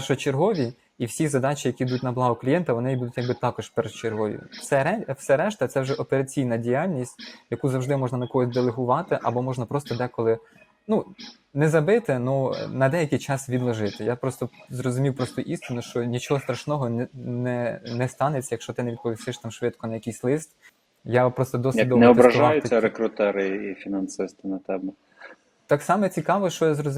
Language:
Ukrainian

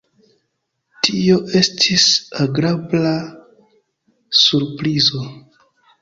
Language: Esperanto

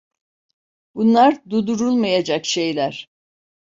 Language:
Turkish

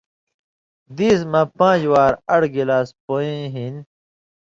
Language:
Indus Kohistani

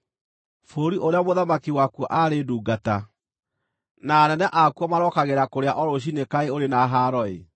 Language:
Kikuyu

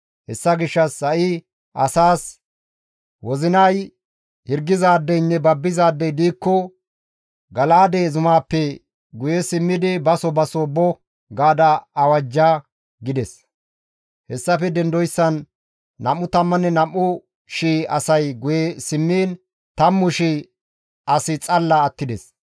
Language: Gamo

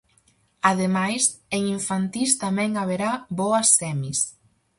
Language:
Galician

